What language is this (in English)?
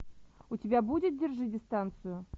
Russian